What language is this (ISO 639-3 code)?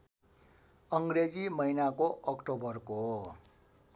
nep